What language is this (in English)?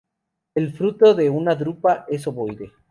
Spanish